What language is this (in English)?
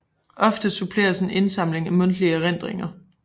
Danish